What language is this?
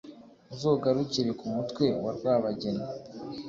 Kinyarwanda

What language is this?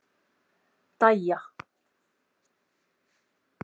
Icelandic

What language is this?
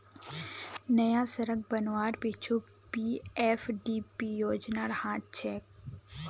Magahi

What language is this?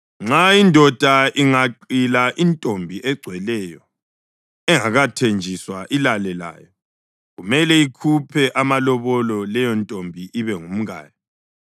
North Ndebele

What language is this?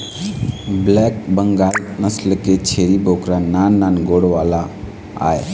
Chhattisgarhi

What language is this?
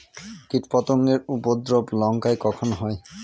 Bangla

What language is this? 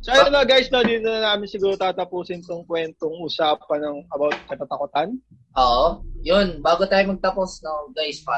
Filipino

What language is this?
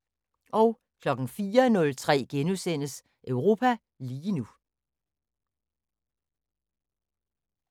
Danish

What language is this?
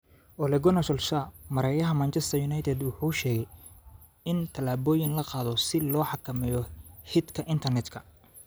Somali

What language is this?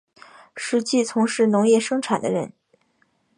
Chinese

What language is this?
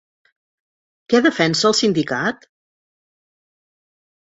Catalan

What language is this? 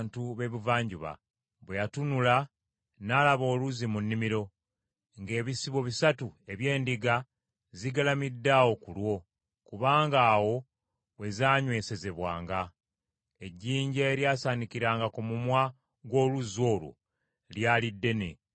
Ganda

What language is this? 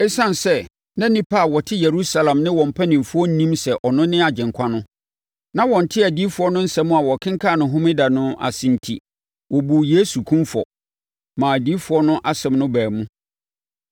Akan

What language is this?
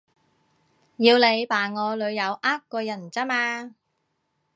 Cantonese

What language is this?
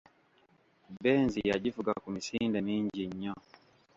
Ganda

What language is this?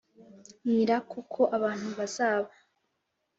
Kinyarwanda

